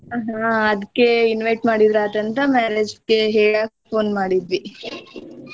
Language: Kannada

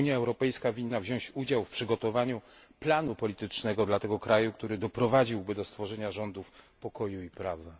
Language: Polish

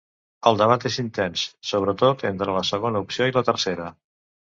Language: Catalan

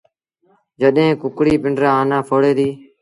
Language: Sindhi Bhil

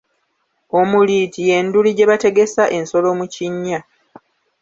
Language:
Ganda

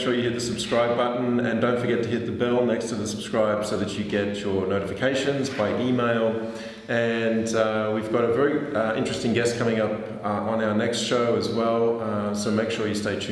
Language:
English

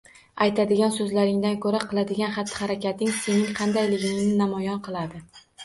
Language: Uzbek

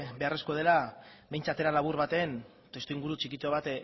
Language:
Basque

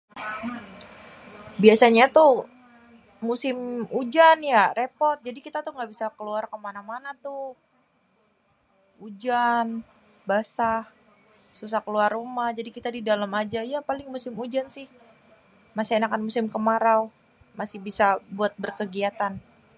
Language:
Betawi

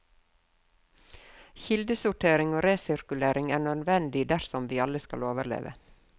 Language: Norwegian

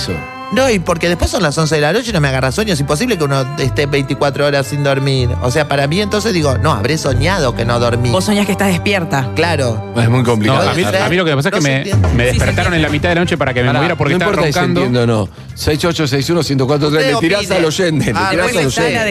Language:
Spanish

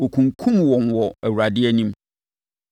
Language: Akan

